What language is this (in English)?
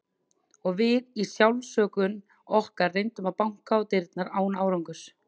Icelandic